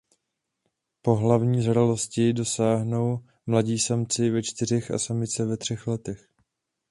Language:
Czech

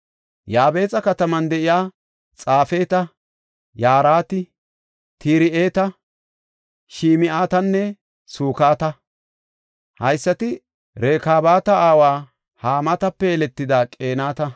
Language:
Gofa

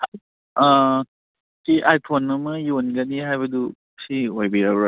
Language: Manipuri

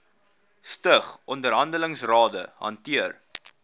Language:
Afrikaans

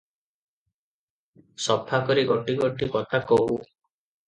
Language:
Odia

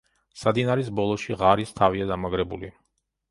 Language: Georgian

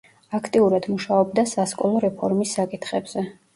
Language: Georgian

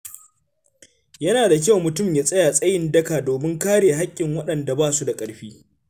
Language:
Hausa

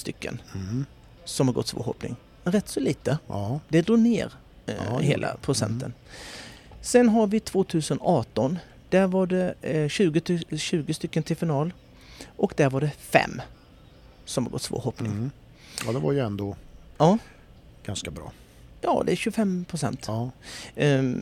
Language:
Swedish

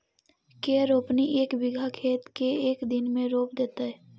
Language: Magahi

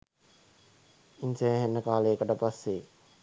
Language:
Sinhala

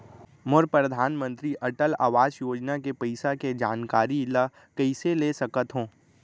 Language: Chhattisgarhi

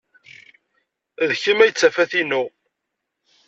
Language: Kabyle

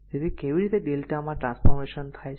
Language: Gujarati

